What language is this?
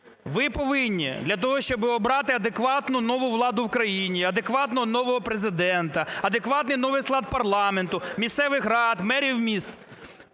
Ukrainian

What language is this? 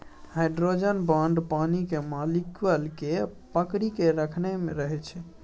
Maithili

